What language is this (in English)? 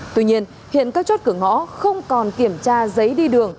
Vietnamese